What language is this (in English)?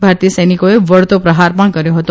Gujarati